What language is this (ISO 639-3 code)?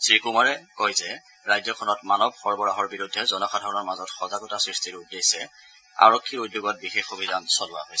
asm